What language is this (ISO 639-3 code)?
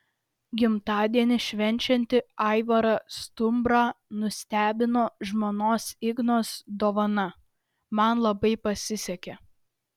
lit